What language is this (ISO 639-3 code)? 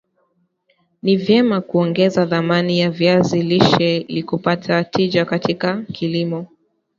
swa